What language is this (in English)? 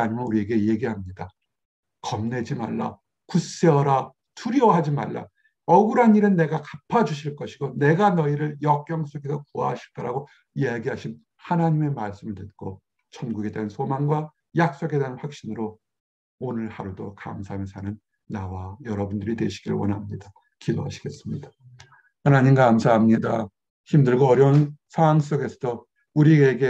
Korean